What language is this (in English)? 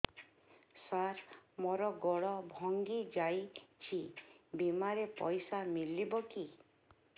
Odia